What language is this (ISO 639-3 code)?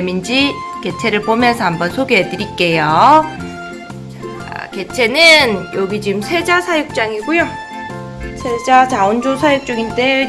kor